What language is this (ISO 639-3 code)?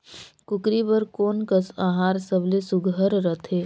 hne